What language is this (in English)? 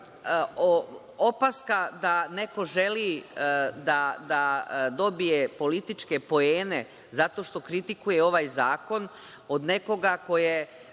Serbian